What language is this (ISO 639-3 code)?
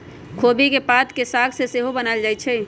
mag